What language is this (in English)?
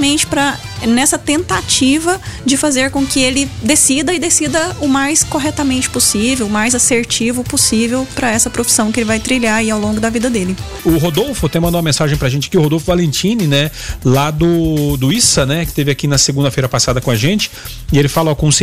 Portuguese